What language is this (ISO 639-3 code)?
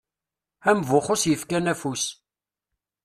kab